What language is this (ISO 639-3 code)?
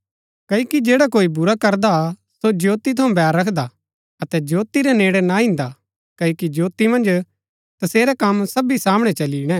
gbk